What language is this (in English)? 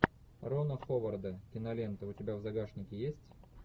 Russian